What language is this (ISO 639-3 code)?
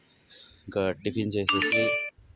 tel